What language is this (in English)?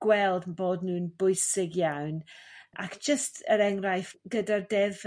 Welsh